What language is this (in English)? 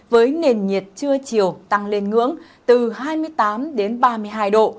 Vietnamese